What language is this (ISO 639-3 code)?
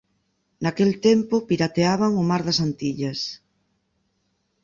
glg